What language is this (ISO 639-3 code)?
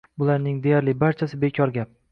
uzb